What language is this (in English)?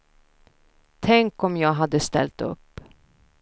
Swedish